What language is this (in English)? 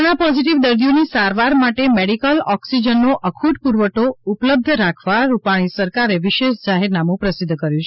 Gujarati